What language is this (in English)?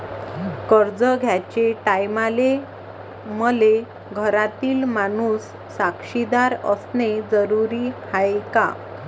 Marathi